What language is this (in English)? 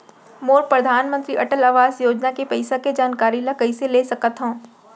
Chhattisgarhi